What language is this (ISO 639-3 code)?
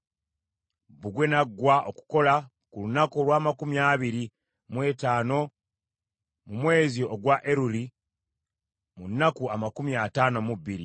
lug